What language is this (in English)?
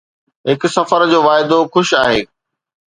Sindhi